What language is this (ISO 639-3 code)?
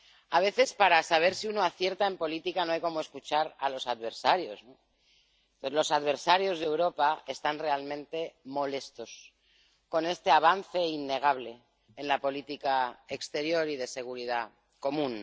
spa